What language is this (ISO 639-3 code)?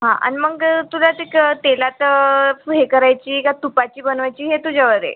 mar